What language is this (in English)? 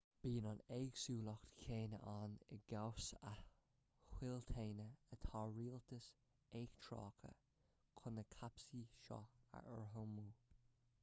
Irish